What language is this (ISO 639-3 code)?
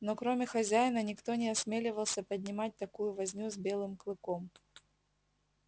rus